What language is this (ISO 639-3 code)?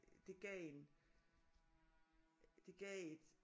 dan